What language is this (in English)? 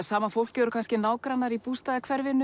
Icelandic